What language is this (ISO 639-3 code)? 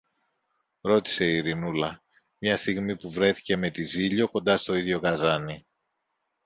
ell